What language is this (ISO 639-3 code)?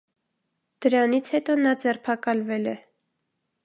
hye